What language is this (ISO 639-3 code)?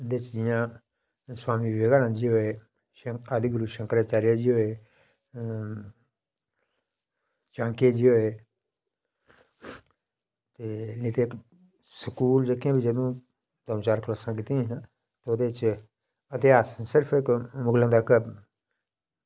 doi